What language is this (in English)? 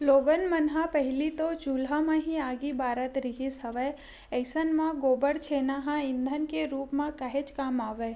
Chhattisgarhi